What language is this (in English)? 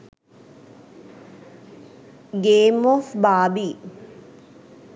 Sinhala